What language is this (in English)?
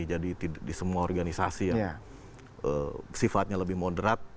Indonesian